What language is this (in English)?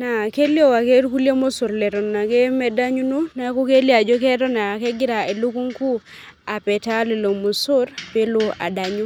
Masai